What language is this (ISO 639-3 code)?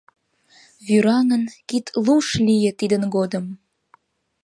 chm